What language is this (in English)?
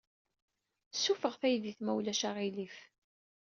Kabyle